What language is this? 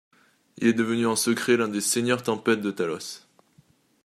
French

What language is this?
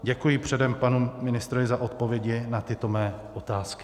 Czech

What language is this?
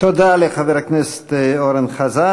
Hebrew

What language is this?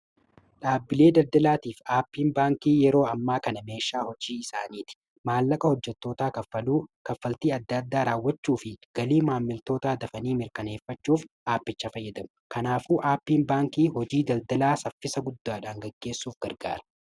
Oromo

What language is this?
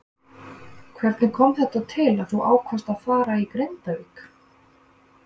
Icelandic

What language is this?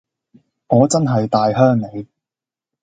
Cantonese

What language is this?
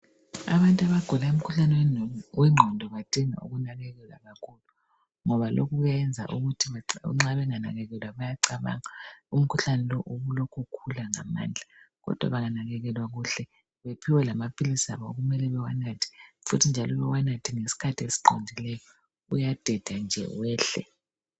North Ndebele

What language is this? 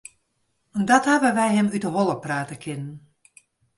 Western Frisian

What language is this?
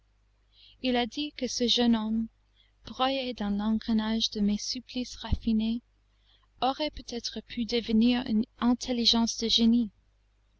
French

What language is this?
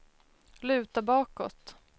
Swedish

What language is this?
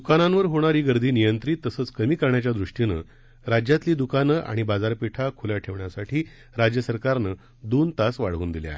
Marathi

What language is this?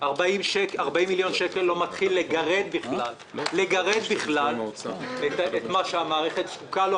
Hebrew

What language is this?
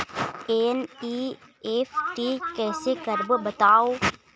Chhattisgarhi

